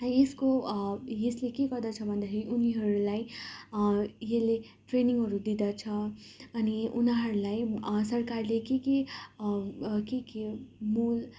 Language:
Nepali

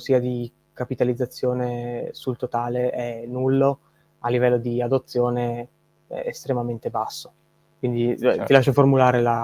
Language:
Italian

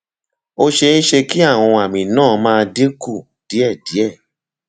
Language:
Yoruba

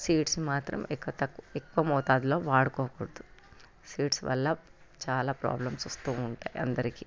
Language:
Telugu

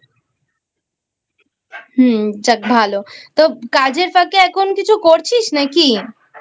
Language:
Bangla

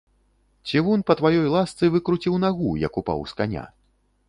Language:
Belarusian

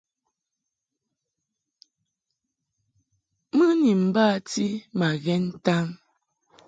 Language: Mungaka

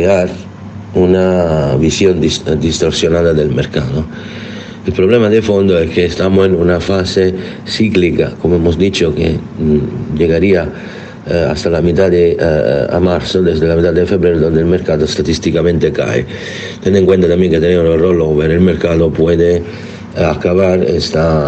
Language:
Spanish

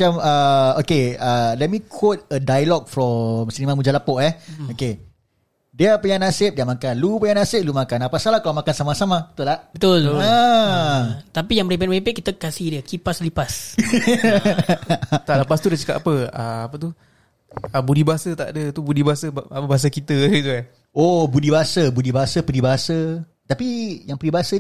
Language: Malay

